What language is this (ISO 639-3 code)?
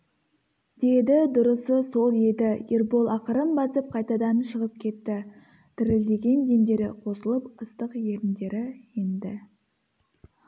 kaz